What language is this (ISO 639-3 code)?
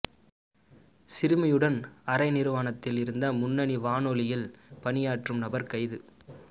tam